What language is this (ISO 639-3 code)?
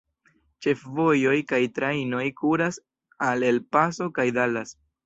epo